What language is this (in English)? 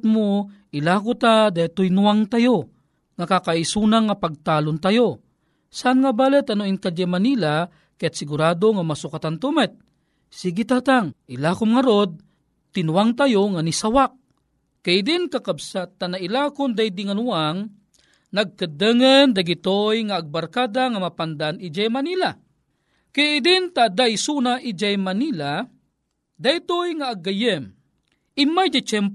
Filipino